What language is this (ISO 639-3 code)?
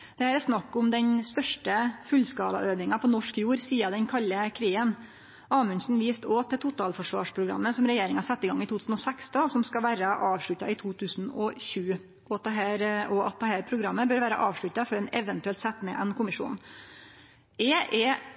nno